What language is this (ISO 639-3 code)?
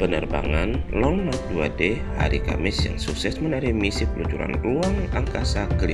ind